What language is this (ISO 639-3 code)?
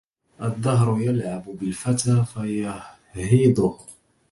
ara